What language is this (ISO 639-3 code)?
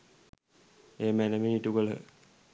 sin